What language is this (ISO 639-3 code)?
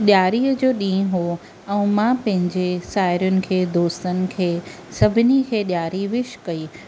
snd